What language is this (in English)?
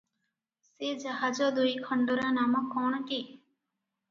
Odia